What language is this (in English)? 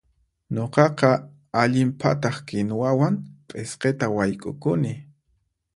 Puno Quechua